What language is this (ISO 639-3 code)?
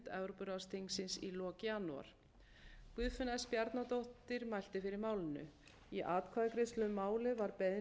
isl